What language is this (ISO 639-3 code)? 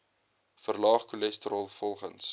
afr